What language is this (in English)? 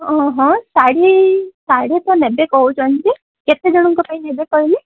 Odia